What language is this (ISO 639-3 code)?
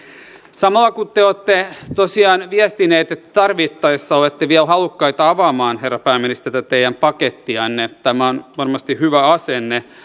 fin